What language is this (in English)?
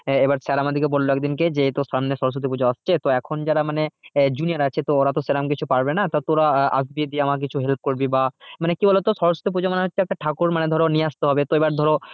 Bangla